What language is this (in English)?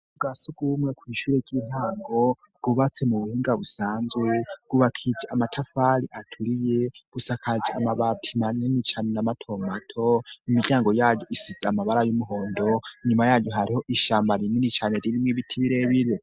Rundi